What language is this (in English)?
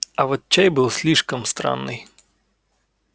Russian